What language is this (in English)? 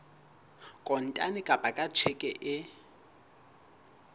Southern Sotho